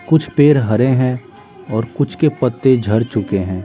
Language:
Hindi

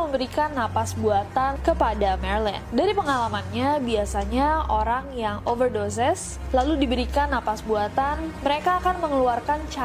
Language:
Indonesian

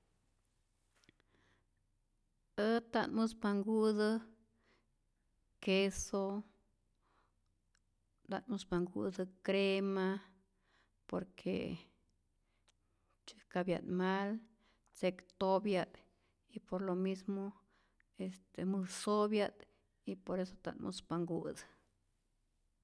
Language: Rayón Zoque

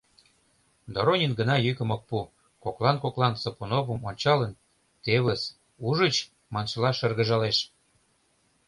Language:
Mari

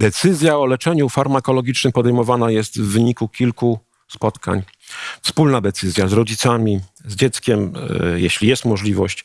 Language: Polish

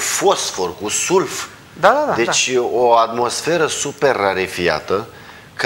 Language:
Romanian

